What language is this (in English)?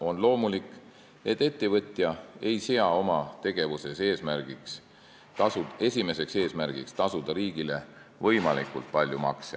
Estonian